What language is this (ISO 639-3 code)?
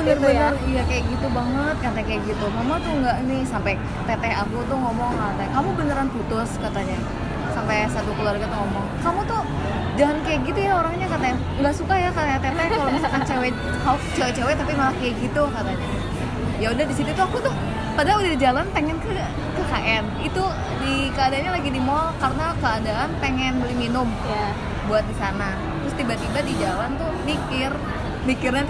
ind